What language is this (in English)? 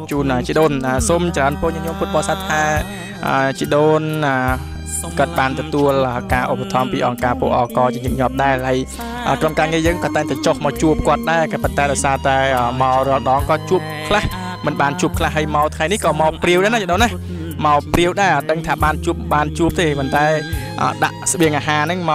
Thai